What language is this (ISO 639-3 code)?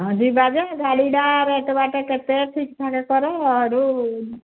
ori